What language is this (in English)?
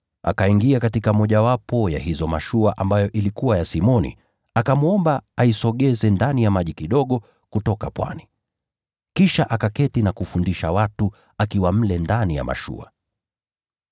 Swahili